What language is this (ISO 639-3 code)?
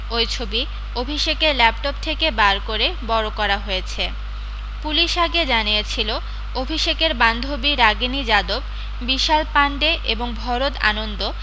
ben